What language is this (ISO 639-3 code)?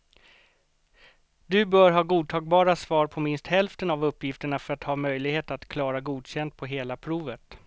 swe